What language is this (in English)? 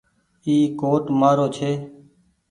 Goaria